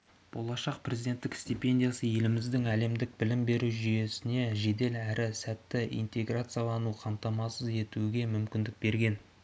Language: Kazakh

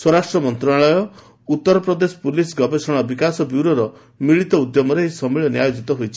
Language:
Odia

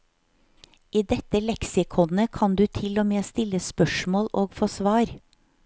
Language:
Norwegian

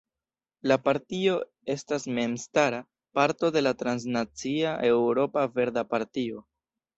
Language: Esperanto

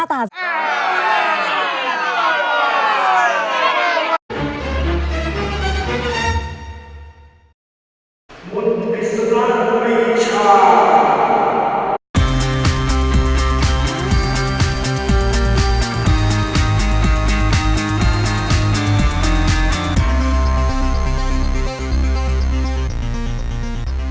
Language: Thai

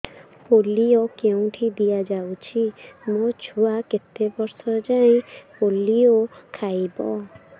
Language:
Odia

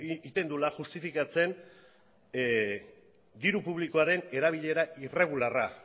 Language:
Basque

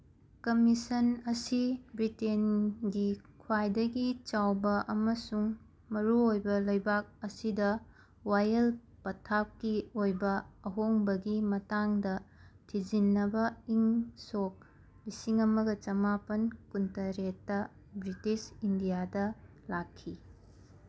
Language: Manipuri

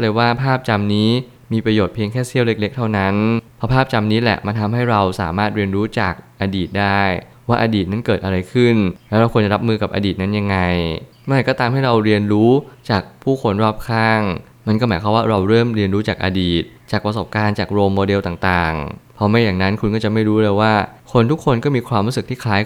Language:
Thai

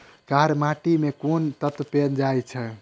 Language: Maithili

